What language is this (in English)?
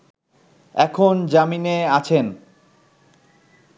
Bangla